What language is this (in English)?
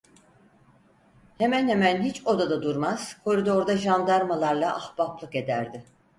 Turkish